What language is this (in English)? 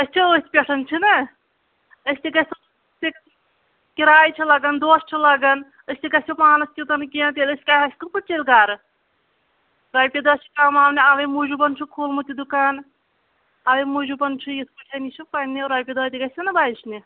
Kashmiri